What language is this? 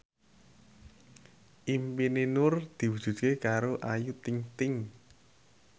Javanese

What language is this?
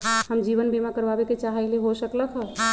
Magahi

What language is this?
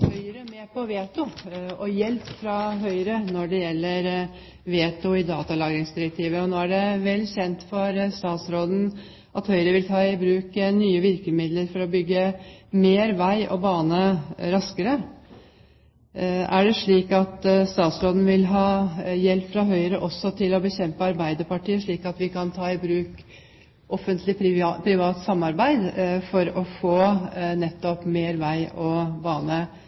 Norwegian Bokmål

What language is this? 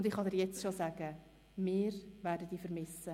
Swiss German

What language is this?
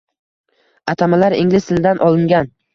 Uzbek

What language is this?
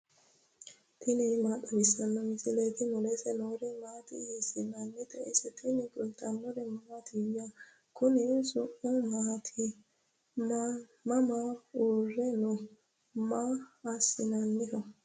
Sidamo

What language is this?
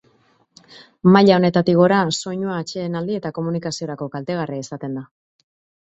Basque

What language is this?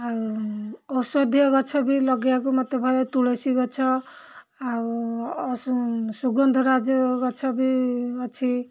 Odia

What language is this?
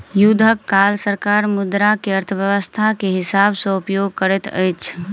Maithili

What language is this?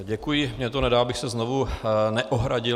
Czech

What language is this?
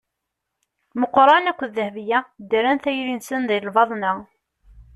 Kabyle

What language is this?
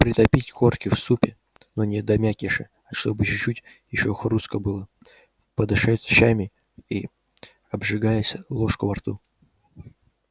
Russian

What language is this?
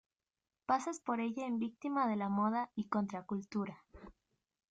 Spanish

